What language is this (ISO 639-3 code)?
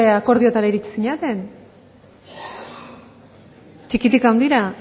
eus